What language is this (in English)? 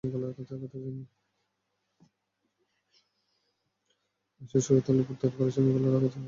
Bangla